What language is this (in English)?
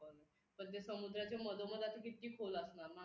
Marathi